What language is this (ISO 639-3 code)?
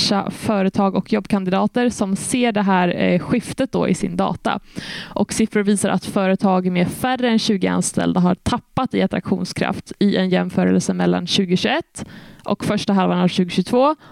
swe